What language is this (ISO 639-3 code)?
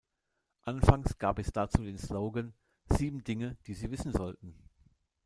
deu